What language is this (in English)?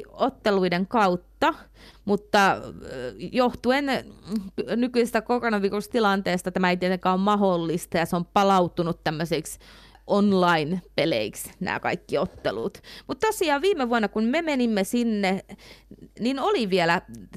Finnish